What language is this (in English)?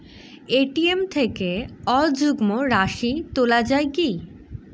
Bangla